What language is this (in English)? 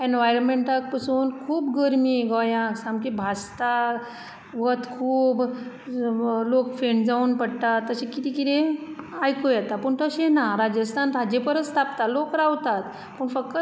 Konkani